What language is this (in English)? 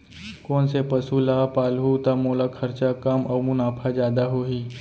Chhattisgarhi